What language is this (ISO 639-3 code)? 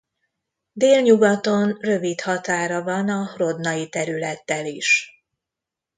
hun